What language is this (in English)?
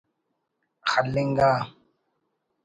Brahui